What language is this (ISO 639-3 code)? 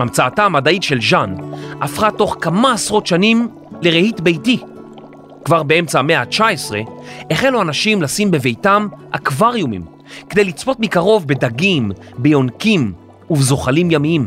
heb